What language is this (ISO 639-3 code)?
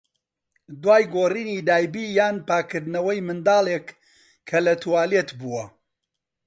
ckb